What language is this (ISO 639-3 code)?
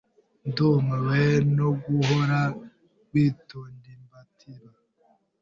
kin